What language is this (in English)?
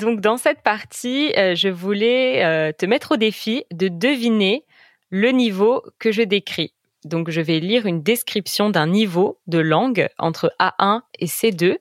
French